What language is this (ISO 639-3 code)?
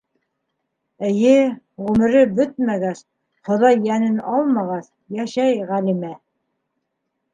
bak